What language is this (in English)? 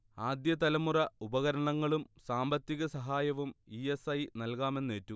Malayalam